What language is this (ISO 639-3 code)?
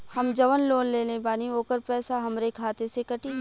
bho